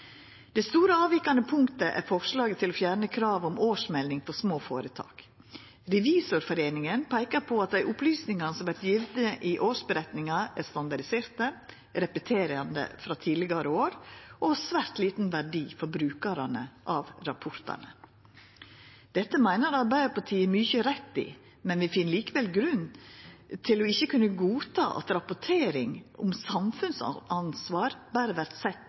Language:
Norwegian Nynorsk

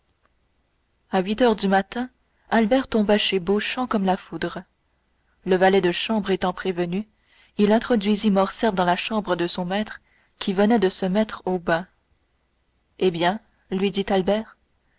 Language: French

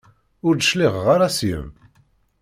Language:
Kabyle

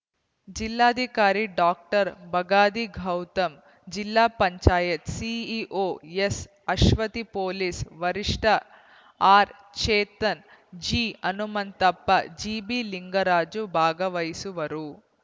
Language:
Kannada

